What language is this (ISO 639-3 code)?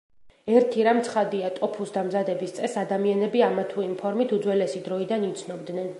kat